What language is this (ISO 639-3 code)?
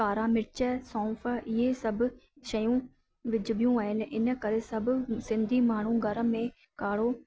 snd